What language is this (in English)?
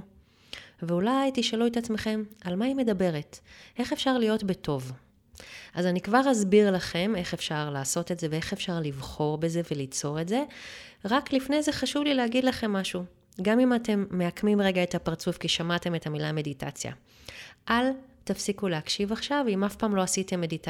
Hebrew